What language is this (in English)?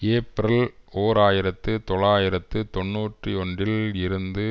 Tamil